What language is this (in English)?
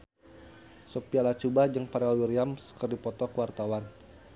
Sundanese